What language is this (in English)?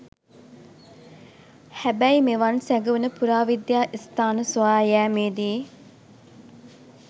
Sinhala